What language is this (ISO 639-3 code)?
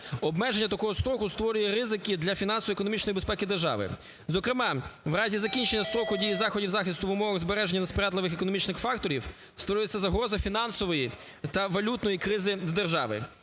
ukr